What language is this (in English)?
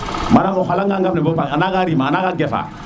Serer